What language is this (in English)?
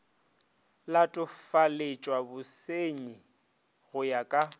Northern Sotho